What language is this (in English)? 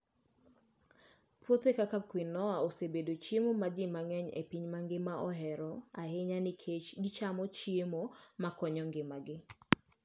Luo (Kenya and Tanzania)